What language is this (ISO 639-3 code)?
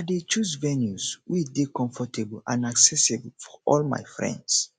pcm